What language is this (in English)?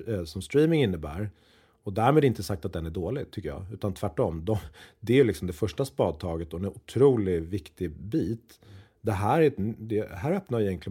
Swedish